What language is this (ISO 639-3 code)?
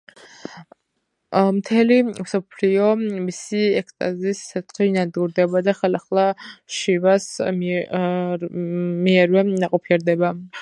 kat